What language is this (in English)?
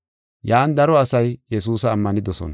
Gofa